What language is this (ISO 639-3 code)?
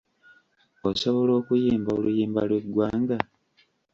lug